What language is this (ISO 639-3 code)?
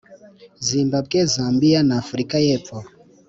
kin